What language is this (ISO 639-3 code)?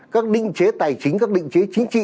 vie